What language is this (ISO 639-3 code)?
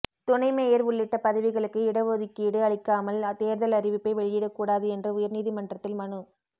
tam